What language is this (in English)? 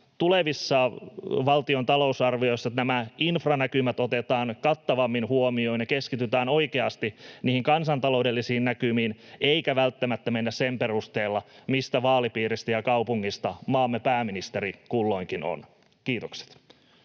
Finnish